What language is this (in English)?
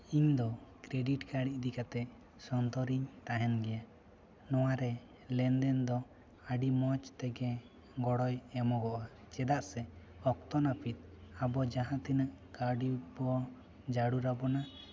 Santali